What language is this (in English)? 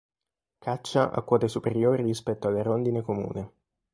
Italian